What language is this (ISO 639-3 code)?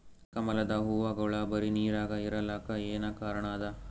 kan